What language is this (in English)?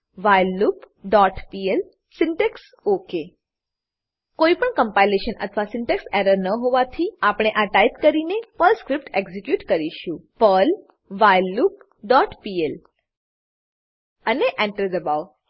Gujarati